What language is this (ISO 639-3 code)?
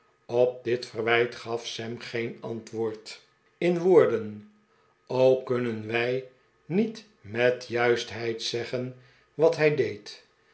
nld